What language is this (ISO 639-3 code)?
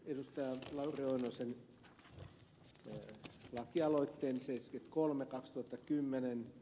fin